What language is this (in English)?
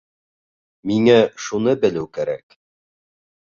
Bashkir